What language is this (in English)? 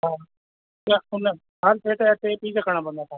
Sindhi